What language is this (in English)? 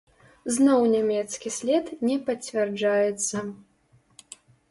Belarusian